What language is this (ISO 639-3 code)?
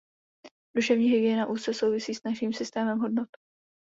ces